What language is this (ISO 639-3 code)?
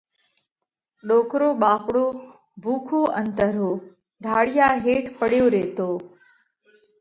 kvx